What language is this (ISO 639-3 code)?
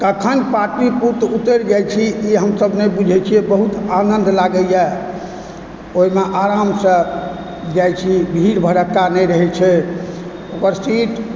mai